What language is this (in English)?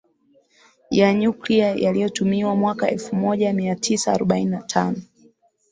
Swahili